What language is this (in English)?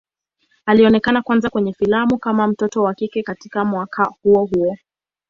Swahili